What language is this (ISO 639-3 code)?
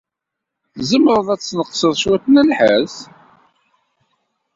kab